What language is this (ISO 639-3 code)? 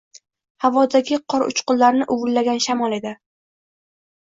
uzb